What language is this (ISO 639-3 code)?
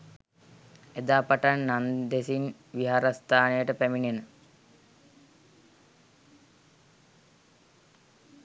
sin